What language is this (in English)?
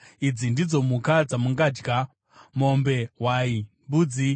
Shona